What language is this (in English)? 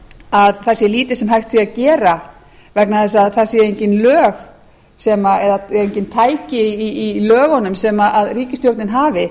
Icelandic